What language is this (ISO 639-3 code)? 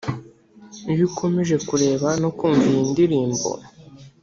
kin